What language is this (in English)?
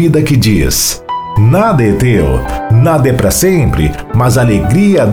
Portuguese